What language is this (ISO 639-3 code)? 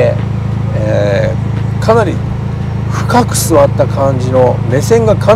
jpn